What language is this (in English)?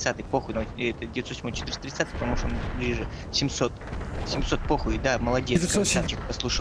Russian